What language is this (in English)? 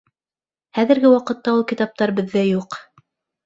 Bashkir